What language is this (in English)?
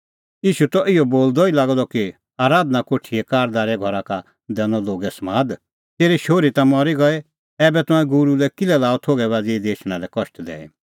Kullu Pahari